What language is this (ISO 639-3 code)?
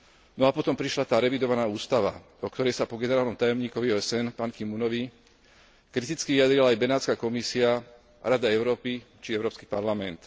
slk